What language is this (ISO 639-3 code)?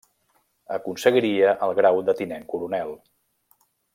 cat